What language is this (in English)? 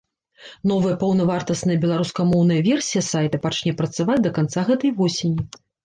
Belarusian